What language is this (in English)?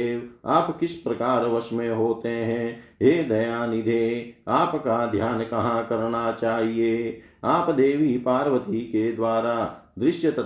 Hindi